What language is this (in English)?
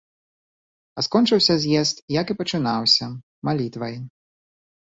Belarusian